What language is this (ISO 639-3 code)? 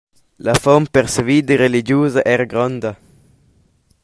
roh